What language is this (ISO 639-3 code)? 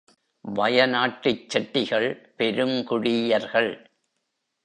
tam